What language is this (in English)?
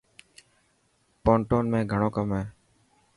Dhatki